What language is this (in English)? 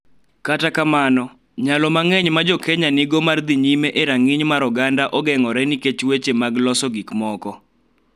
Luo (Kenya and Tanzania)